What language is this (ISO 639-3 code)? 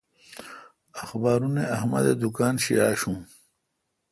xka